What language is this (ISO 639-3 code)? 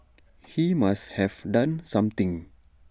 eng